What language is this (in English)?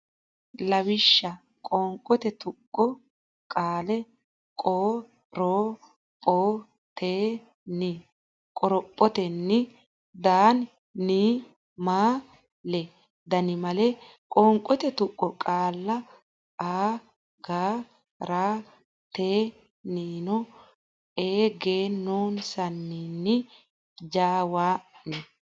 Sidamo